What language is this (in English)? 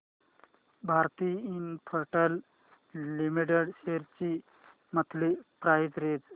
Marathi